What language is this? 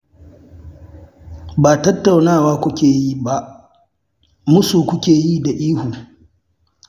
Hausa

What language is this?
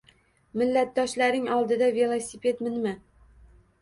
Uzbek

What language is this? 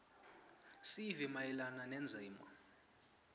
Swati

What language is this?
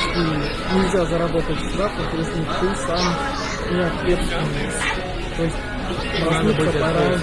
Russian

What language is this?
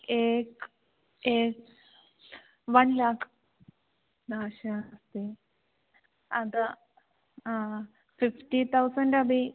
Sanskrit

